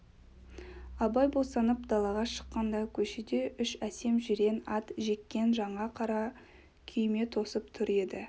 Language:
Kazakh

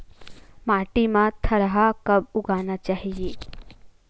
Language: Chhattisgarhi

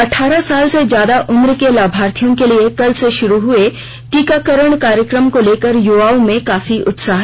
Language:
Hindi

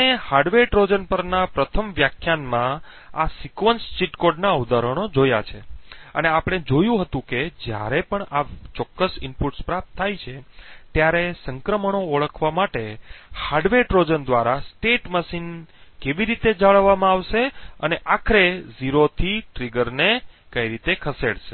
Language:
Gujarati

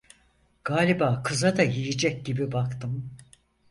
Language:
Turkish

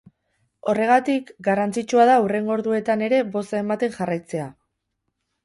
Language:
Basque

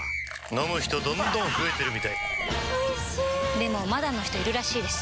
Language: Japanese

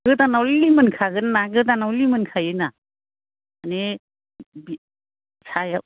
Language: Bodo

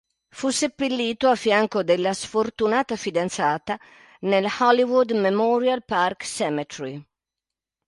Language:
Italian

